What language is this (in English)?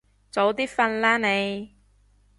Cantonese